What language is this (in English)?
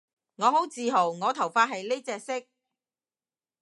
Cantonese